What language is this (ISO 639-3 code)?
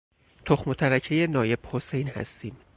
fas